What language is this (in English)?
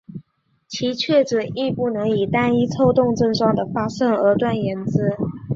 Chinese